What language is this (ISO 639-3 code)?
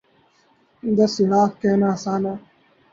urd